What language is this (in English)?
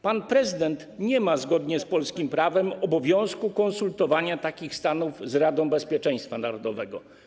Polish